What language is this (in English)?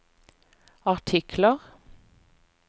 Norwegian